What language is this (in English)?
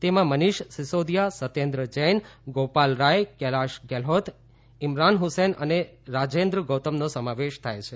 Gujarati